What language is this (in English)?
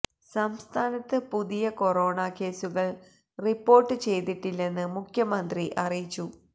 Malayalam